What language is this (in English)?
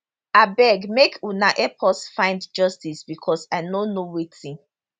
Nigerian Pidgin